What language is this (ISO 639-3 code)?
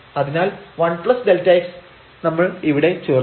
mal